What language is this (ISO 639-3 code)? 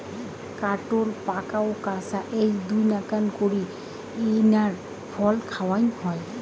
ben